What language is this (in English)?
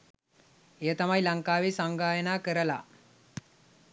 Sinhala